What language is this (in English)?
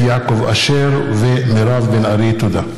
Hebrew